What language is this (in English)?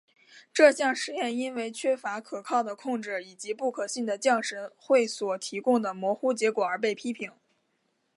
Chinese